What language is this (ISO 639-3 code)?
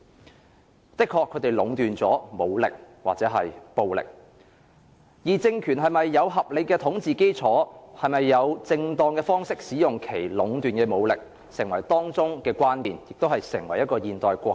yue